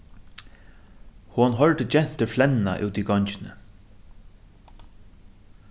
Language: Faroese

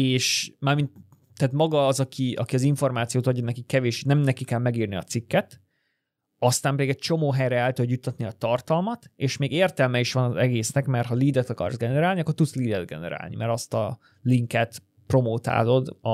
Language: Hungarian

